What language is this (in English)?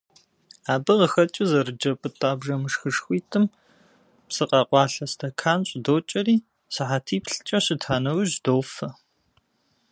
Kabardian